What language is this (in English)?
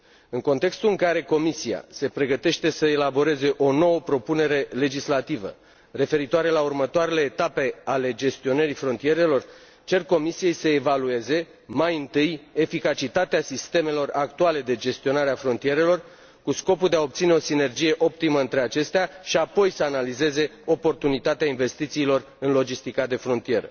Romanian